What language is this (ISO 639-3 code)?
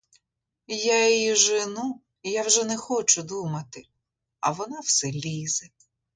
ukr